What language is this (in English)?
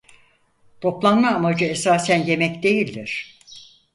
Turkish